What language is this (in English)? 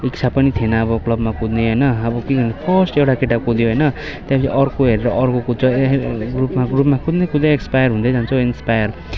Nepali